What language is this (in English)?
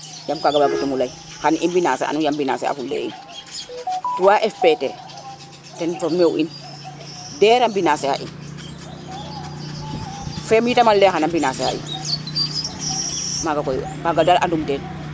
Serer